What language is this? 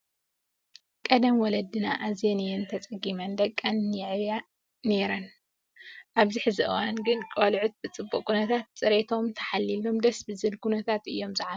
Tigrinya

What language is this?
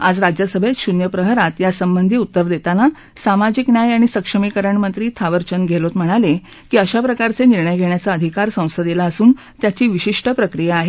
Marathi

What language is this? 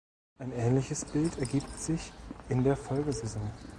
German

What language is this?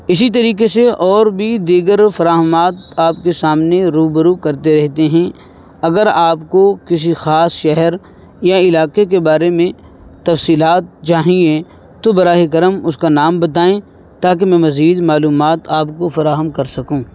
Urdu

